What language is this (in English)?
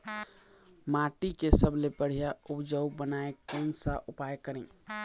Chhattisgarhi